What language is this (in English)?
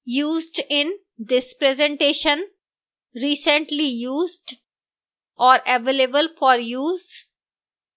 Hindi